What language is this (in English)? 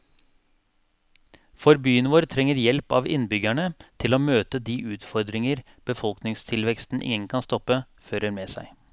Norwegian